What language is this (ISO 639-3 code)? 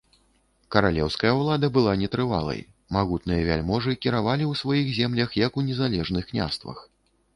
bel